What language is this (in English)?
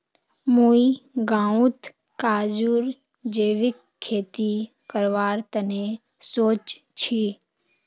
Magahi